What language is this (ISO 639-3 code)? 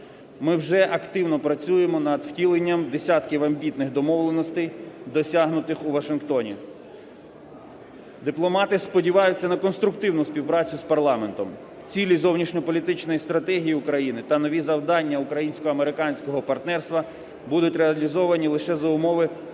ukr